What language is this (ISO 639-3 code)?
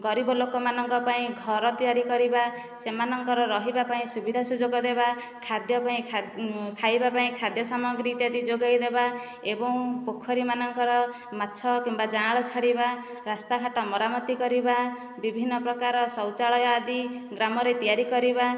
ori